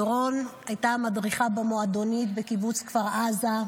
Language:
Hebrew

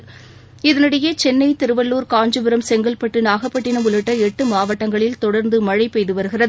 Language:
Tamil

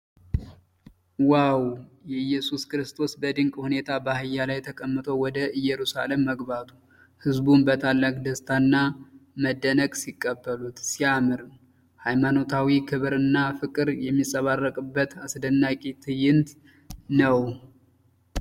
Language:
Amharic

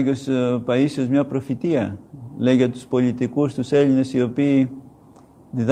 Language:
Greek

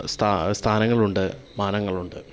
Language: Malayalam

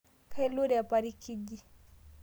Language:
Masai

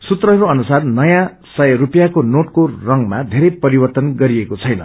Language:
Nepali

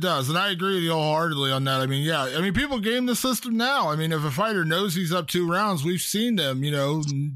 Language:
English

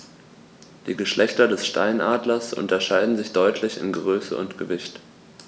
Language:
German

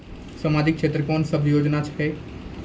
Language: Maithili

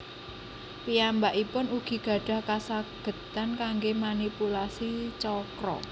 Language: Javanese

